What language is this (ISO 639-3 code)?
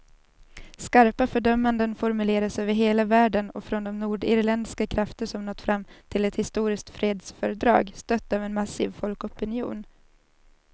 swe